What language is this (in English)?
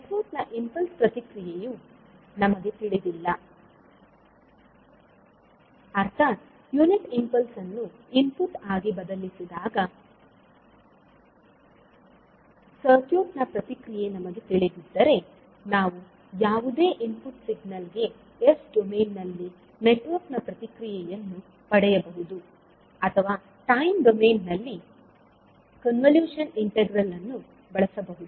Kannada